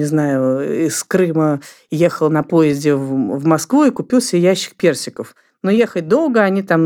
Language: Russian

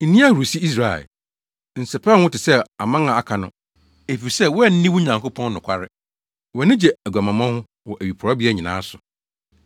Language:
Akan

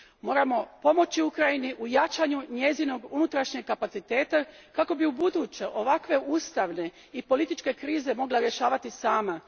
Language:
Croatian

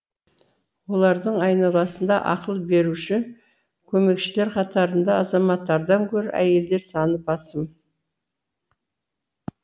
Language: Kazakh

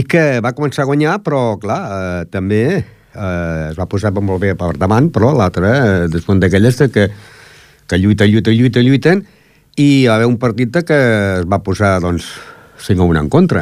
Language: Italian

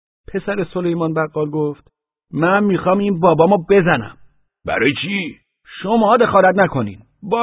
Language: Persian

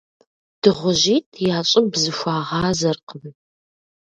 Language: Kabardian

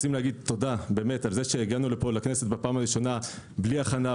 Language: Hebrew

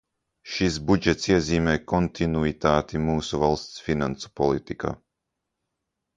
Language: Latvian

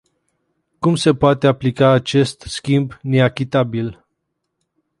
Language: Romanian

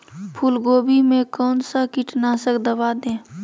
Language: Magahi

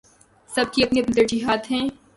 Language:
Urdu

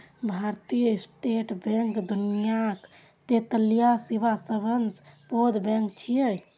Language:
Maithili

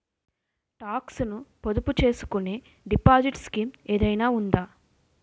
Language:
Telugu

